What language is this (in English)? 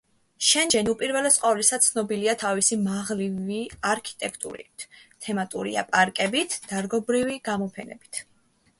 Georgian